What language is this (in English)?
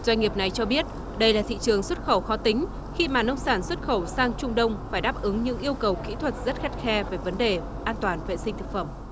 Vietnamese